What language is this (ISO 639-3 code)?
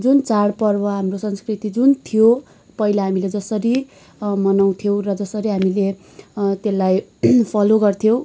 nep